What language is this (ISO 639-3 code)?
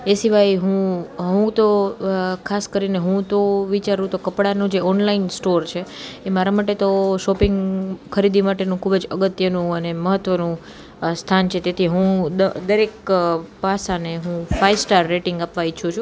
guj